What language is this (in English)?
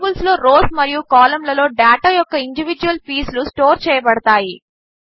Telugu